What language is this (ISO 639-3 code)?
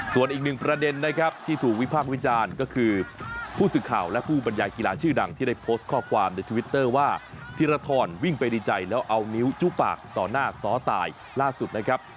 tha